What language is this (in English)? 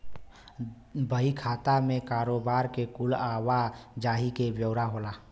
Bhojpuri